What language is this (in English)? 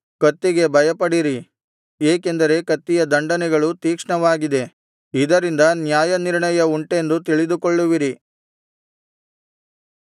Kannada